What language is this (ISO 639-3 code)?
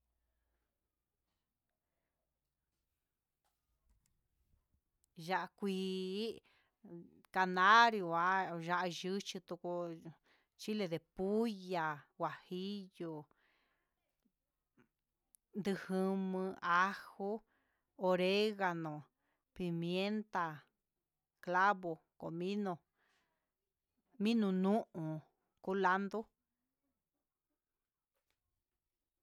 mxs